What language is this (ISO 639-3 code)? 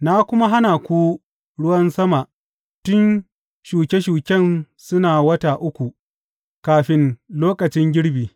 hau